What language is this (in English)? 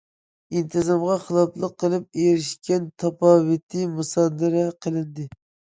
Uyghur